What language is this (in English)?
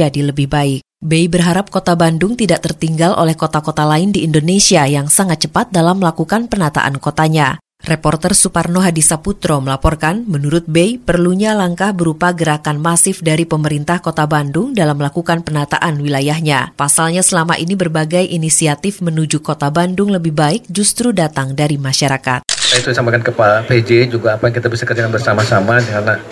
Indonesian